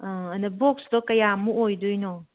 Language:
Manipuri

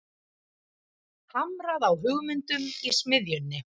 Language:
Icelandic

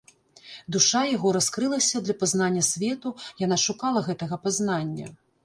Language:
Belarusian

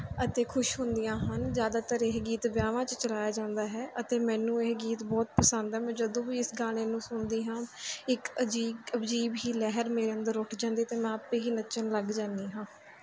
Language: Punjabi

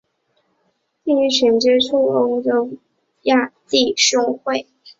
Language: Chinese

